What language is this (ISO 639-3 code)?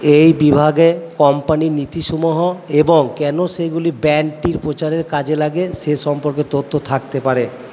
ben